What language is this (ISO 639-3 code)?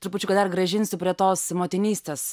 lit